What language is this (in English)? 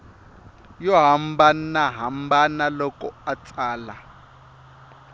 Tsonga